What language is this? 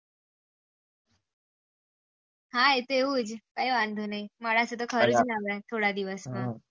Gujarati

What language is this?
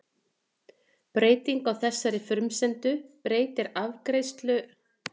Icelandic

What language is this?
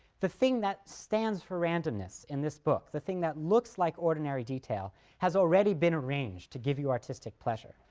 English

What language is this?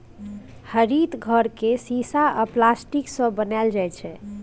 Maithili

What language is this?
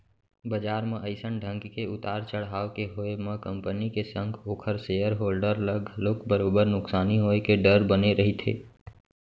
Chhattisgarhi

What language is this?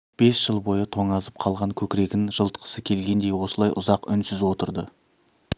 Kazakh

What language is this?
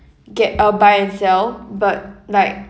English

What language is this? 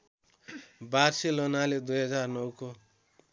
Nepali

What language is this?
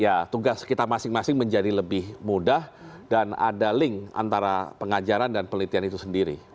Indonesian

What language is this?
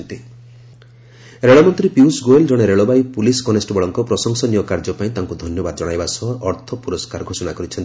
Odia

